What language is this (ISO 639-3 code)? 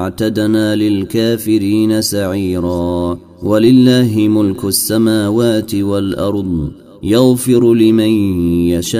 ara